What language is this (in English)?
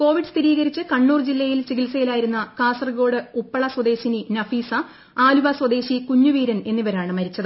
Malayalam